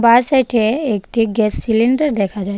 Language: Bangla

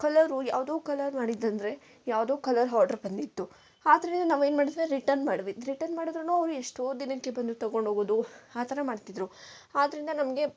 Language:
Kannada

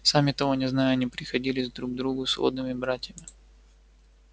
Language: Russian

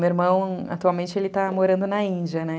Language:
Portuguese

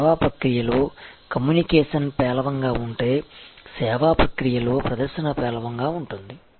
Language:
Telugu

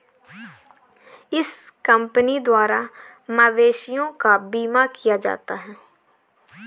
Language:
Hindi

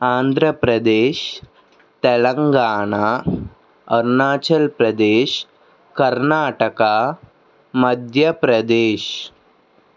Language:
Telugu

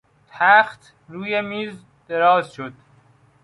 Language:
Persian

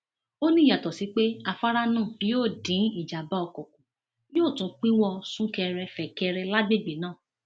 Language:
Yoruba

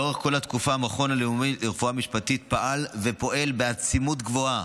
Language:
Hebrew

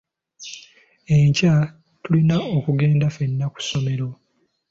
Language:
Ganda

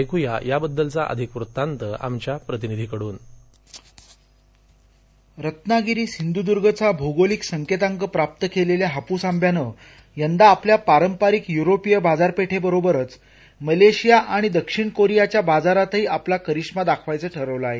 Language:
Marathi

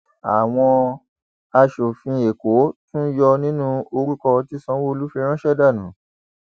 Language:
Yoruba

